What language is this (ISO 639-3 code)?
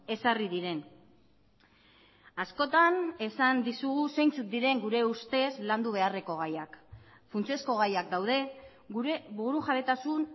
eus